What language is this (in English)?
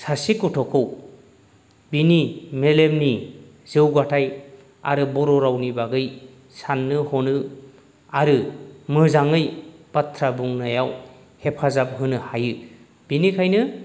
Bodo